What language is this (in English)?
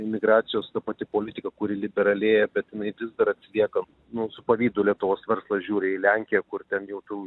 Lithuanian